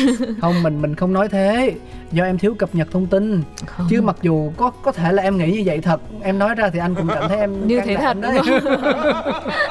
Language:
Vietnamese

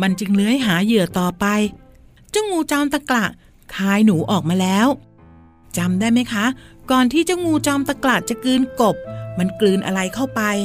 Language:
Thai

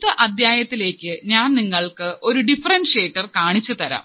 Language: Malayalam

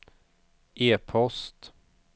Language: Swedish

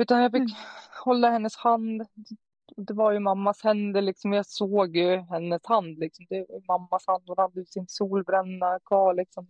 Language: Swedish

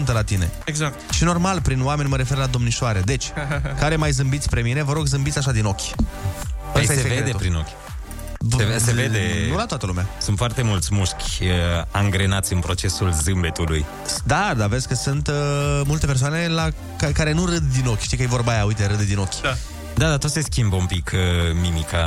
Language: Romanian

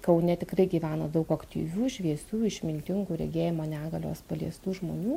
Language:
Lithuanian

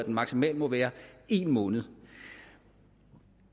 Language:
Danish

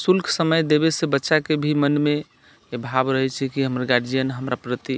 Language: Maithili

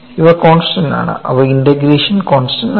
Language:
Malayalam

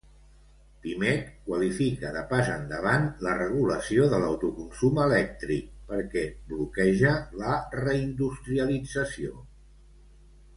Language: Catalan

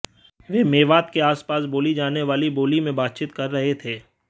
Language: Hindi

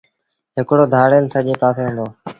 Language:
Sindhi Bhil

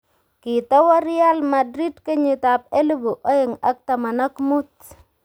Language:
Kalenjin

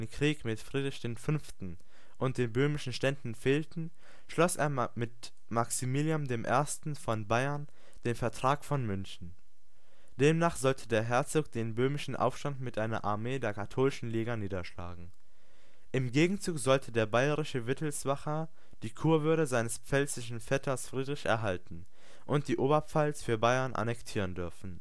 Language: German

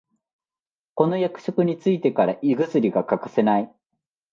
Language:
Japanese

